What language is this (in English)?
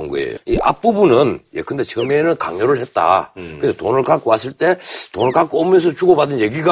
Korean